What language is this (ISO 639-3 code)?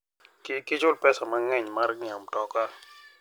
luo